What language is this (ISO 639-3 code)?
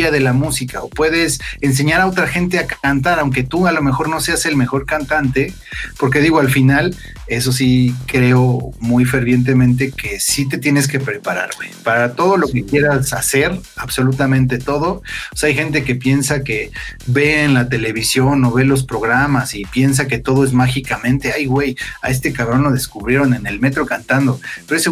spa